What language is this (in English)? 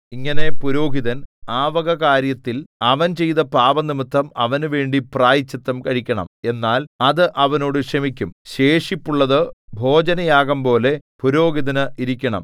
Malayalam